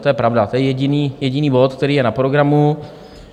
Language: Czech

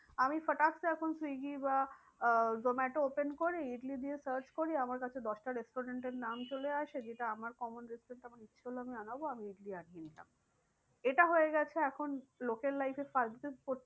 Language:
Bangla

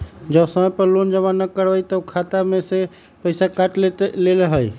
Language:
Magahi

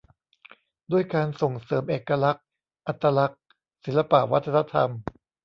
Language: Thai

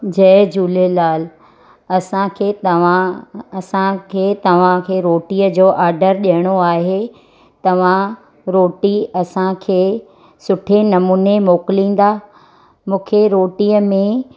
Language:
Sindhi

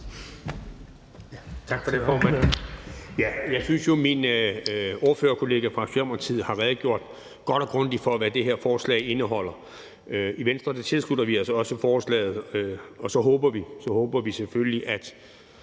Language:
Danish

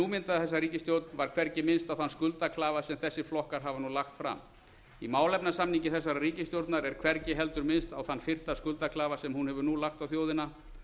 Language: Icelandic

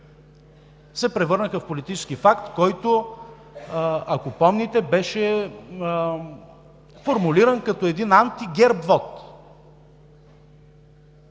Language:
Bulgarian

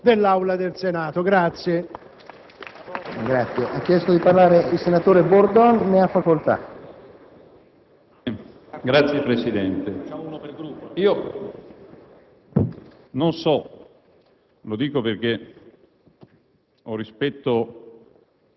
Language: Italian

